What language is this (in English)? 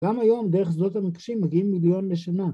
Hebrew